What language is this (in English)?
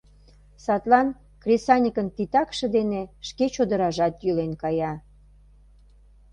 Mari